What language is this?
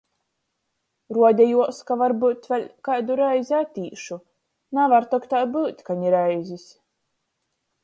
Latgalian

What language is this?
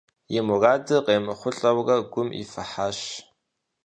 Kabardian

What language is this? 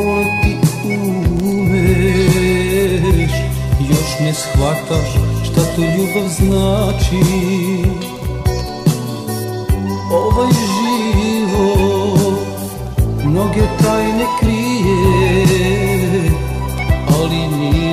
Romanian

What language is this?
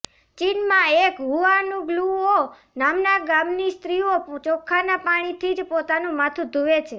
Gujarati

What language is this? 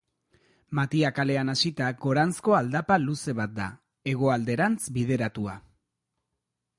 Basque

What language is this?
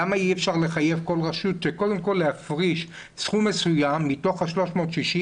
Hebrew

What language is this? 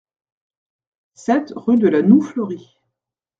French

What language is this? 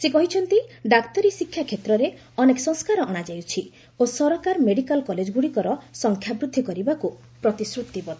Odia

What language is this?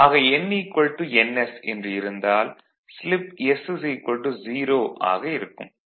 Tamil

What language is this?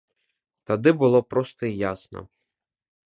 Belarusian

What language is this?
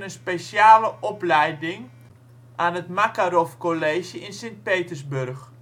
Dutch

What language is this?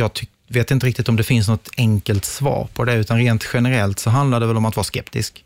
Swedish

